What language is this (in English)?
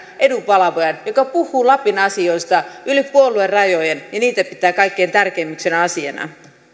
Finnish